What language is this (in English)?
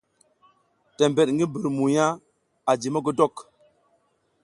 South Giziga